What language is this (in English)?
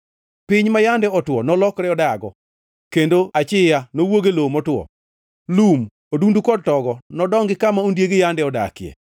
Luo (Kenya and Tanzania)